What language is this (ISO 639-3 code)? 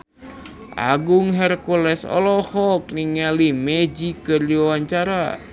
sun